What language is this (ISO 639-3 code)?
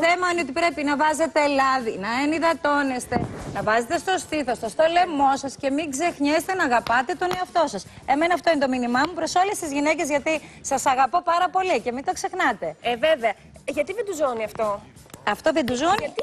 ell